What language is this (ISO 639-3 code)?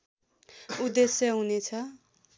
nep